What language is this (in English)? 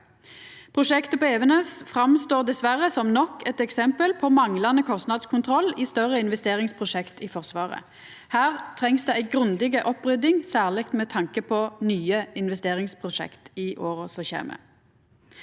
Norwegian